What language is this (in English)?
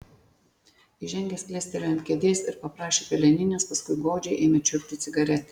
Lithuanian